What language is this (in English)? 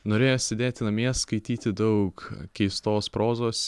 Lithuanian